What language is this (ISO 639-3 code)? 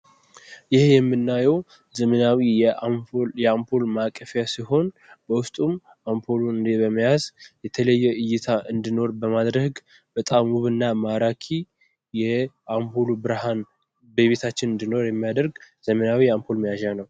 amh